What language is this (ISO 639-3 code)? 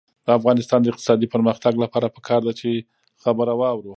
pus